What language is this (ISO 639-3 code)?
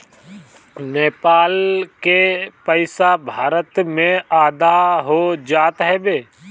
bho